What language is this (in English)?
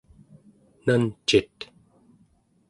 Central Yupik